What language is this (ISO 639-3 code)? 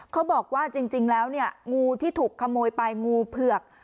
tha